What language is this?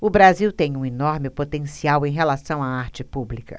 Portuguese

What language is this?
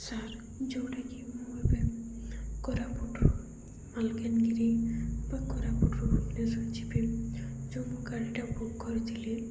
Odia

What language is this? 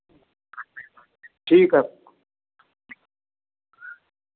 Hindi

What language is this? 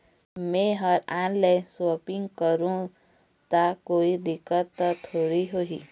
Chhattisgarhi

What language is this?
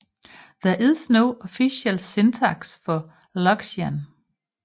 Danish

